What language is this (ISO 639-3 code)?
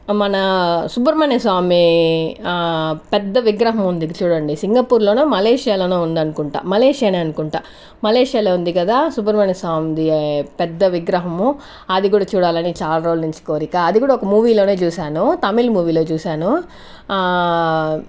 tel